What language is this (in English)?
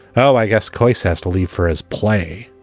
English